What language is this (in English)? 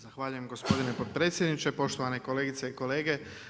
Croatian